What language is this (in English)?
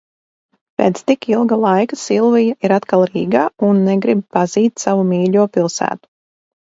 Latvian